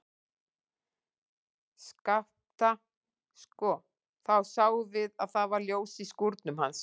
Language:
Icelandic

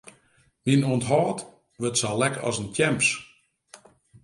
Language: Western Frisian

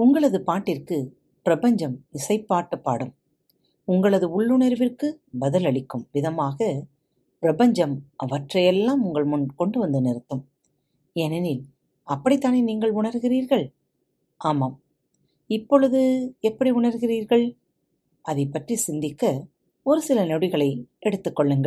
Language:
Tamil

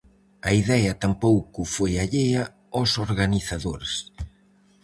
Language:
Galician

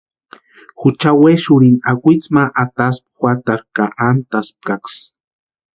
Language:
Western Highland Purepecha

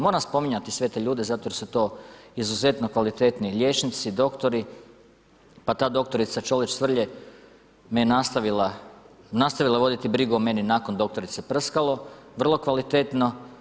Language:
Croatian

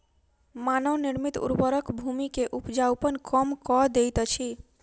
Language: Maithili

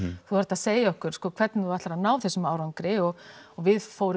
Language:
Icelandic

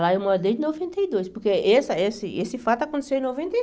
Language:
Portuguese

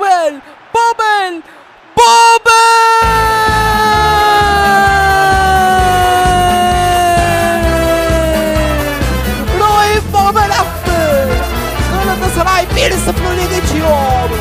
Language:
Turkish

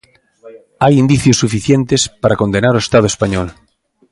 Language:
Galician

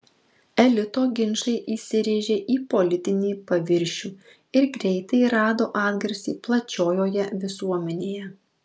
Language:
Lithuanian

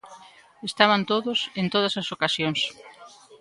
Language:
Galician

